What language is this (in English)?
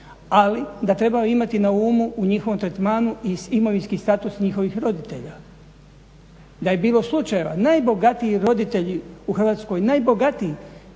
Croatian